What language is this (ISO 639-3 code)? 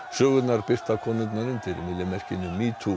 isl